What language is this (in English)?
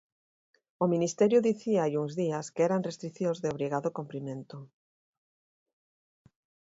Galician